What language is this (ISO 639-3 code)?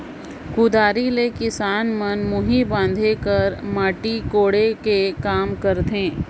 hne